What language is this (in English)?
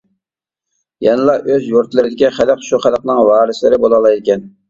Uyghur